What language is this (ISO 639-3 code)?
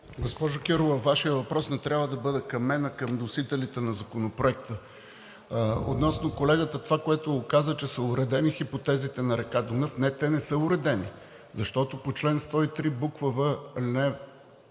bul